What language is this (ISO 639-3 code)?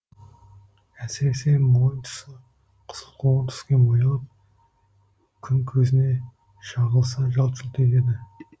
kaz